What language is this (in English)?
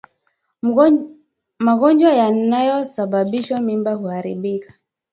Swahili